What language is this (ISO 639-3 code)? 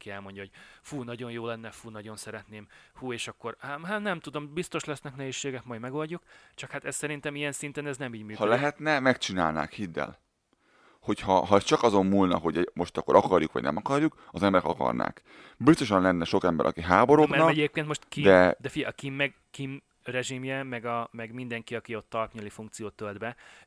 hun